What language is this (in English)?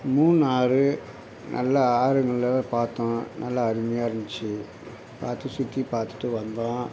Tamil